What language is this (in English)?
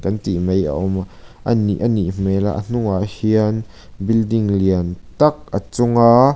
Mizo